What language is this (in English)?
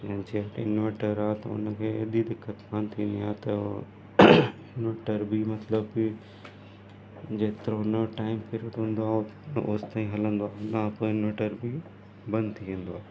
Sindhi